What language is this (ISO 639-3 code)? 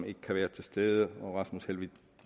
dan